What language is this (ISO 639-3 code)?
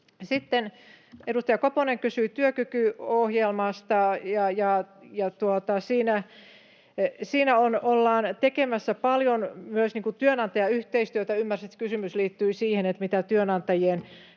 fin